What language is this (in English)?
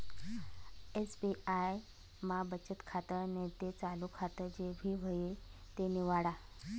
Marathi